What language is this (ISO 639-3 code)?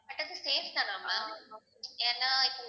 tam